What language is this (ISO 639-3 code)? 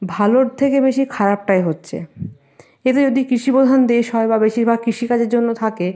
ben